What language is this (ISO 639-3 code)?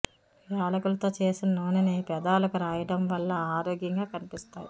tel